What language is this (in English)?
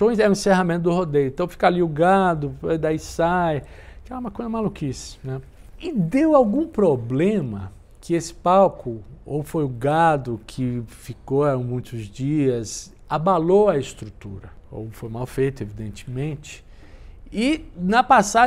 Portuguese